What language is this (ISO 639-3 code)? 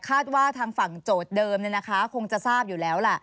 tha